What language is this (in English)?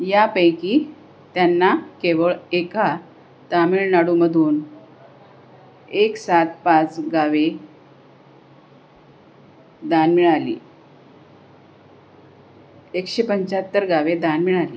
Marathi